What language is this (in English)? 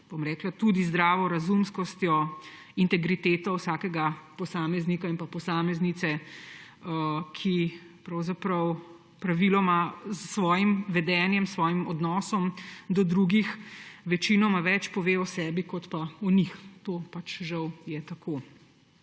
Slovenian